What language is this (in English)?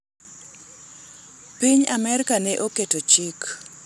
Luo (Kenya and Tanzania)